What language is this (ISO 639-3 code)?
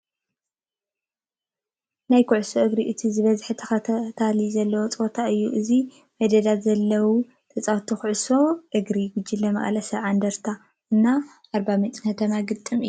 tir